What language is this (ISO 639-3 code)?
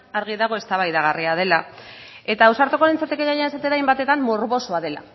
eus